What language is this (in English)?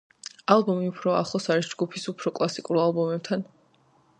Georgian